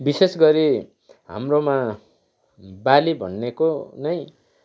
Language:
Nepali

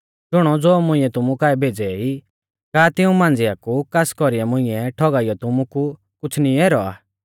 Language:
Mahasu Pahari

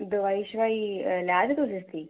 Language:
Dogri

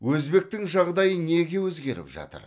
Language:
Kazakh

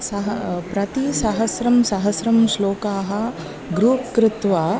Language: Sanskrit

